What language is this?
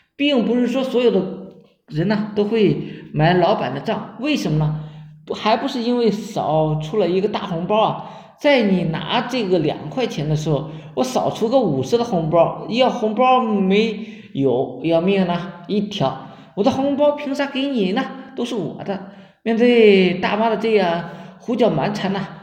Chinese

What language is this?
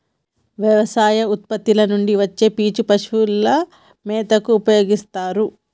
Telugu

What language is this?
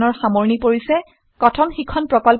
Assamese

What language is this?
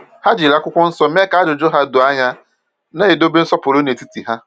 Igbo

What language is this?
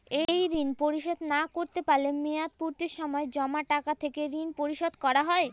Bangla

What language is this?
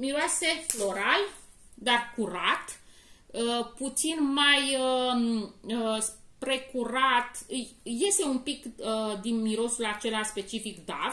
Romanian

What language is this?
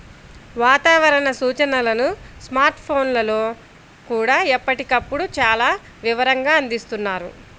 Telugu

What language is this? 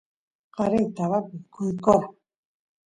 Santiago del Estero Quichua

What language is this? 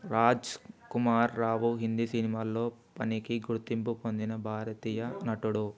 Telugu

